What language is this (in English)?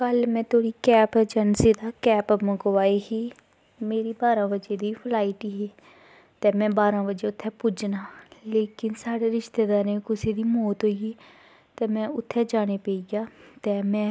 Dogri